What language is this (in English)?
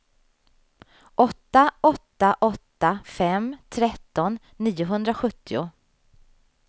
Swedish